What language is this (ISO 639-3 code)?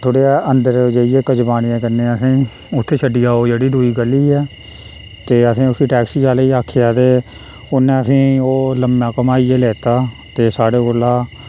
doi